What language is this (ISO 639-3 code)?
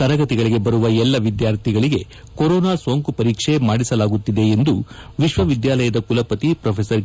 kan